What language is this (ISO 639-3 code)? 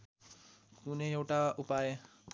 nep